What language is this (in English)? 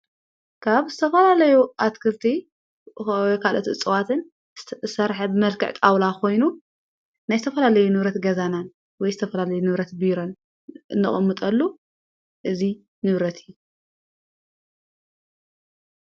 Tigrinya